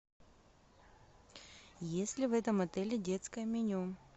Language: Russian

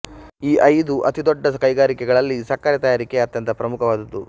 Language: Kannada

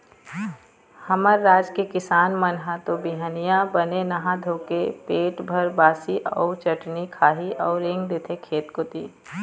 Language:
Chhattisgarhi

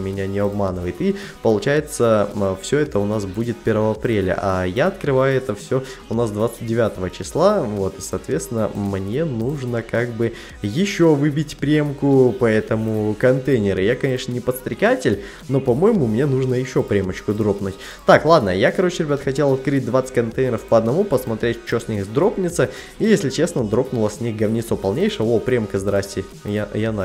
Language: Russian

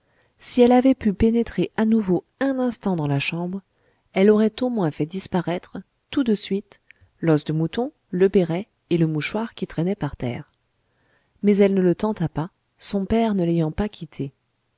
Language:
French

